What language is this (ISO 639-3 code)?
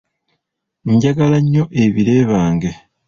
lug